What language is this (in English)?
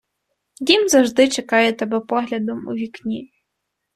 Ukrainian